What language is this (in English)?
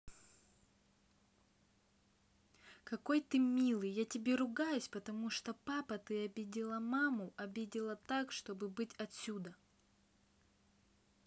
Russian